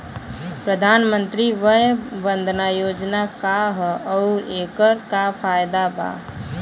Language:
Bhojpuri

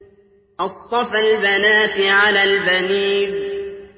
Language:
Arabic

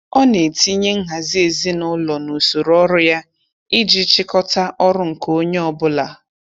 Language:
Igbo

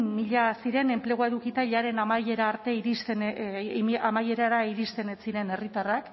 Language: Basque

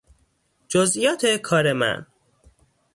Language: Persian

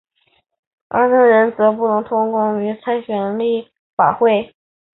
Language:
Chinese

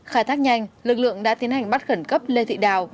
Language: Vietnamese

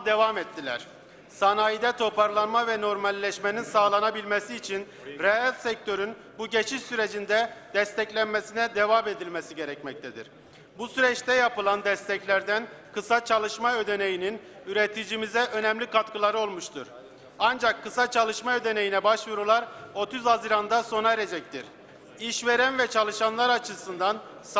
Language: Turkish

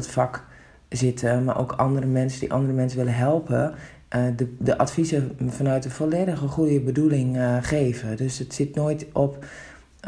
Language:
Dutch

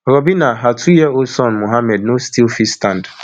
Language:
Nigerian Pidgin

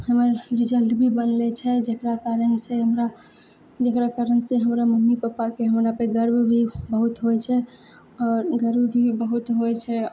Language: Maithili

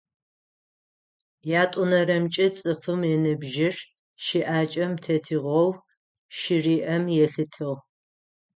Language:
Adyghe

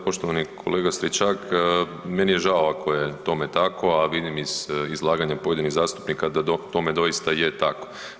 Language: Croatian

